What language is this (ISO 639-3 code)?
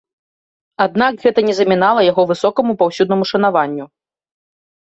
bel